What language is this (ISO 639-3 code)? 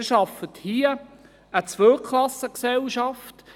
gsw